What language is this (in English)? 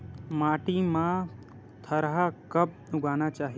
Chhattisgarhi